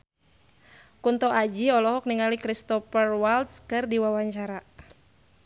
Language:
Sundanese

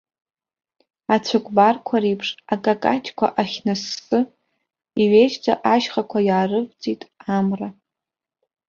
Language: Abkhazian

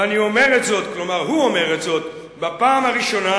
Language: Hebrew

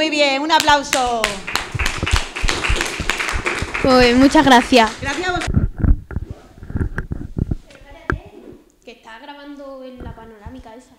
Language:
Spanish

